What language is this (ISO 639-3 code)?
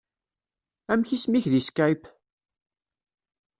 kab